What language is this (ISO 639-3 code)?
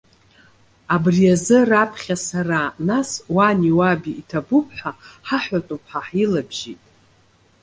abk